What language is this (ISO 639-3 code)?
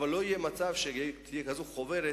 heb